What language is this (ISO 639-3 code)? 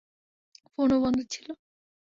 ben